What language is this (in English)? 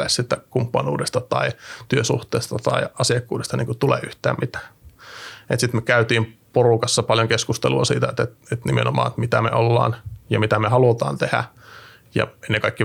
Finnish